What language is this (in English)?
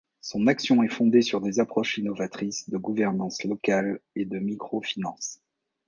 French